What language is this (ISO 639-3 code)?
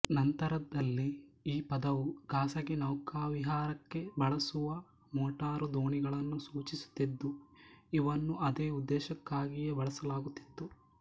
kan